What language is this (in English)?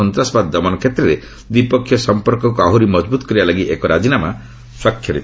Odia